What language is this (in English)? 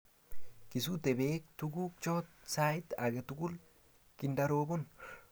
Kalenjin